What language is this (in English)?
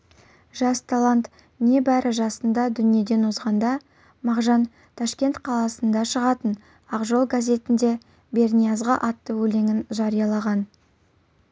Kazakh